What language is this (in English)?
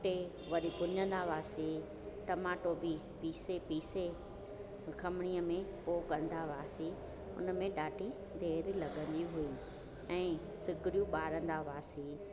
Sindhi